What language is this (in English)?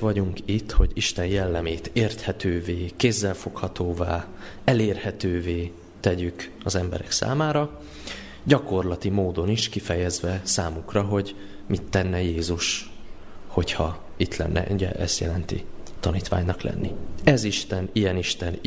Hungarian